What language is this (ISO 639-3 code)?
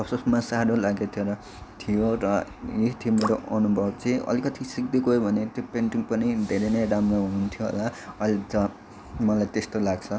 nep